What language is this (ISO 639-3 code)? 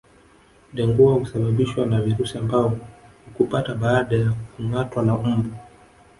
swa